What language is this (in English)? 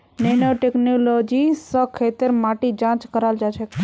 Magahi